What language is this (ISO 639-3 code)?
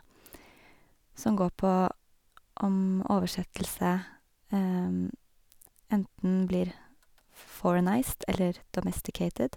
nor